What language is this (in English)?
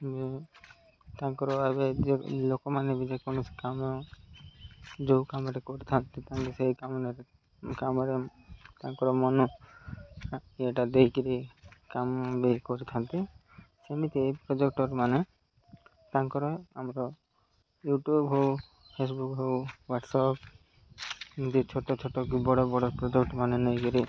Odia